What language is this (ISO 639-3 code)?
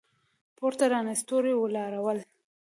pus